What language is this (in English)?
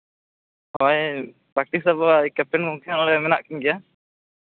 Santali